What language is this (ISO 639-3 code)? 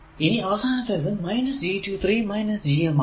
mal